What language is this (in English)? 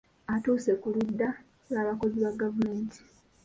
Ganda